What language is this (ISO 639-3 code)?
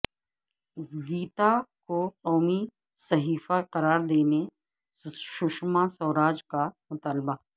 urd